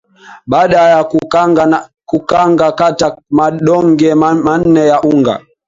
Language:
Swahili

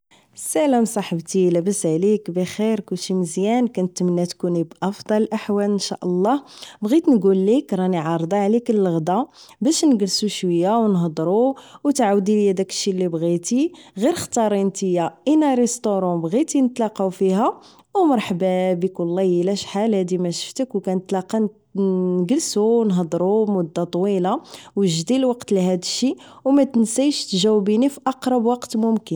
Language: Moroccan Arabic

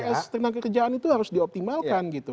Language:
Indonesian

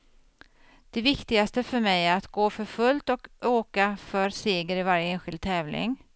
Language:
Swedish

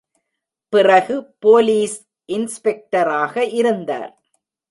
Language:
Tamil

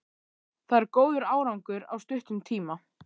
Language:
Icelandic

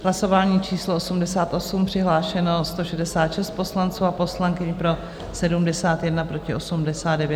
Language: Czech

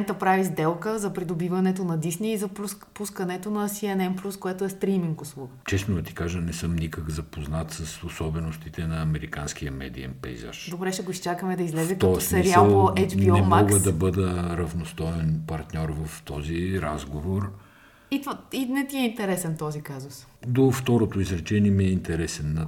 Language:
Bulgarian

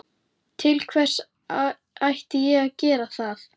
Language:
Icelandic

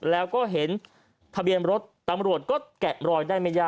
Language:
Thai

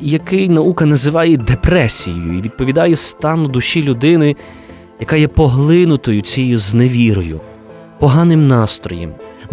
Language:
Ukrainian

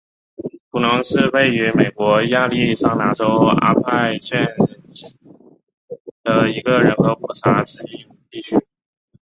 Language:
Chinese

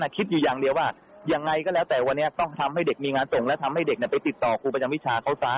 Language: Thai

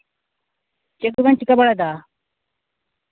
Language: Santali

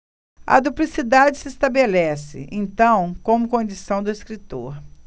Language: Portuguese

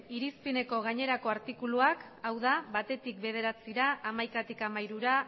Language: Basque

